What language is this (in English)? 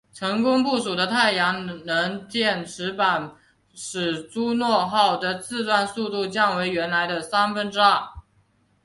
Chinese